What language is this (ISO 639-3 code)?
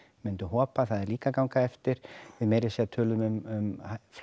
isl